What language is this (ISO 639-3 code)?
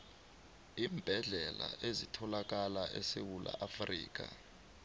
nbl